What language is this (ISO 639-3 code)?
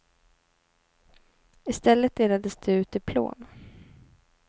swe